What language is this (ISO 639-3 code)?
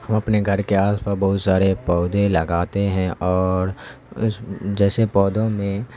urd